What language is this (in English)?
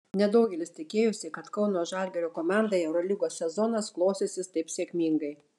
Lithuanian